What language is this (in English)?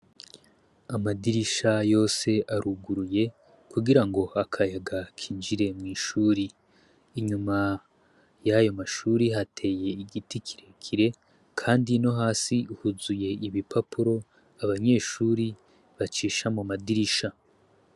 Rundi